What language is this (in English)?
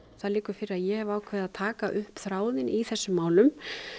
Icelandic